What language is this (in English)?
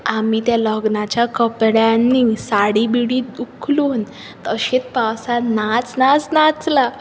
Konkani